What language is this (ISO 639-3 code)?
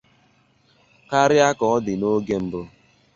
ibo